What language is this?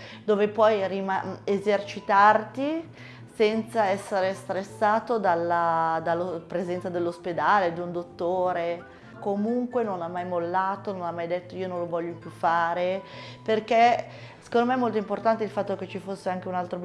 Italian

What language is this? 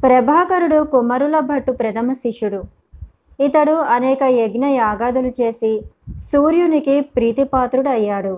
Telugu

